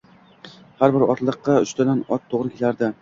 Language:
Uzbek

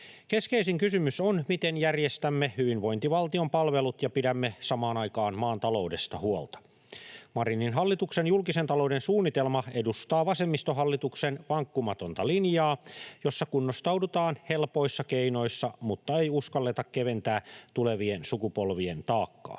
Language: Finnish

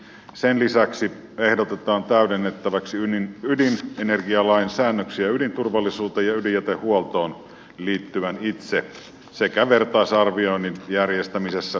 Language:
Finnish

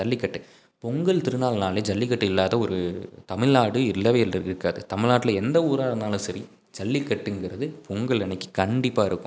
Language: Tamil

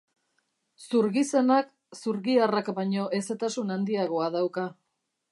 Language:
Basque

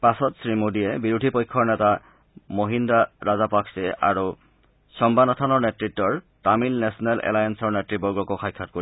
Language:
Assamese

